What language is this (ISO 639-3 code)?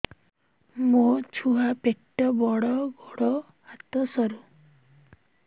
ori